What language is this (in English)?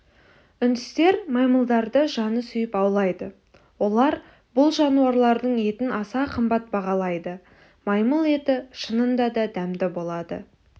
Kazakh